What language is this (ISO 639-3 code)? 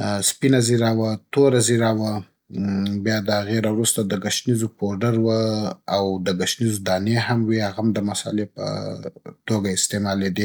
pbt